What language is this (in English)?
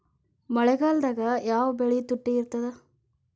Kannada